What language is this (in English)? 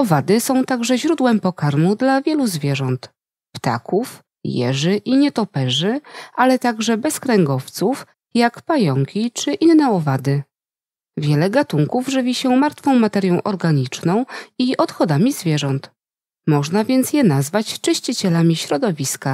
Polish